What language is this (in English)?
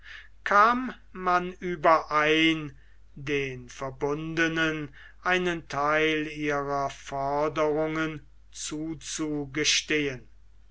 German